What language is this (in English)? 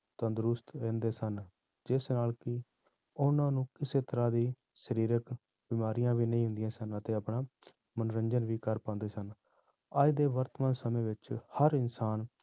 Punjabi